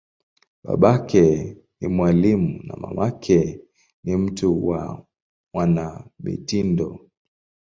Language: Swahili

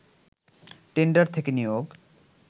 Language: Bangla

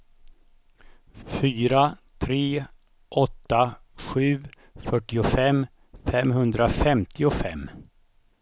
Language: Swedish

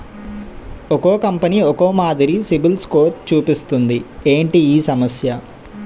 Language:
Telugu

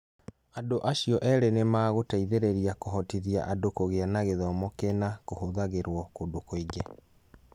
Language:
Kikuyu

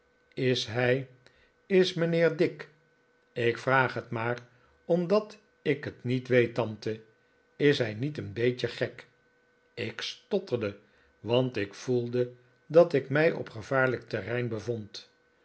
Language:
Dutch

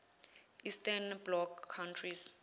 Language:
Zulu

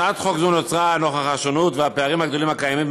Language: Hebrew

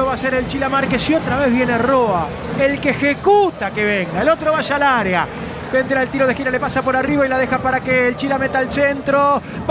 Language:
Spanish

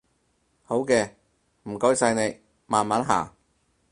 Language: Cantonese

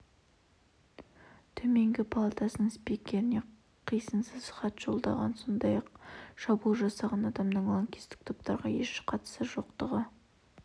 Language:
Kazakh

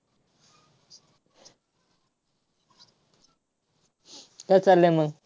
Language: Marathi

